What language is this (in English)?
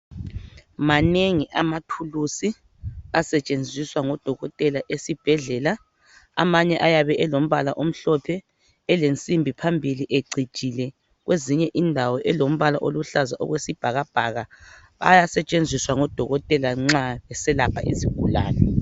North Ndebele